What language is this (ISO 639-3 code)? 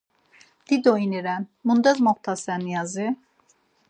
lzz